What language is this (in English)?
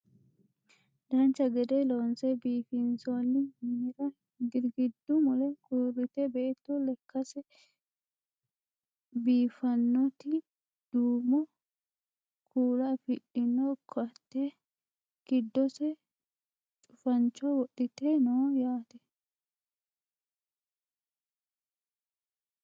Sidamo